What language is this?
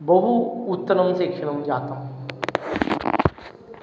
Sanskrit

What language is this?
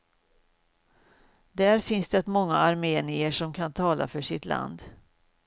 Swedish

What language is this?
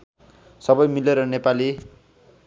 Nepali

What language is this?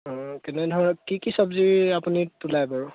Assamese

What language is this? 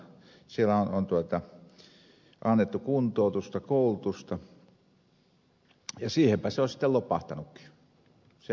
Finnish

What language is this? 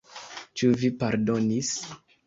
Esperanto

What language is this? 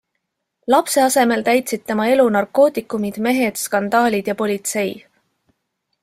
Estonian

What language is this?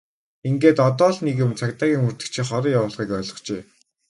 Mongolian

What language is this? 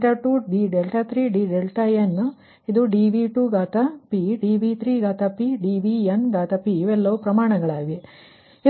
Kannada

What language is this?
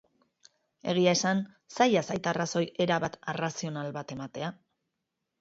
Basque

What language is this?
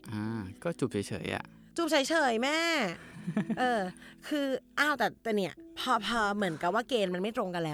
Thai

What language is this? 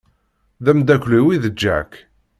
Kabyle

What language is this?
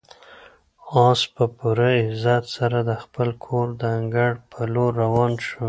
Pashto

